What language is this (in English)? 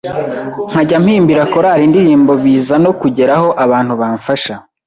Kinyarwanda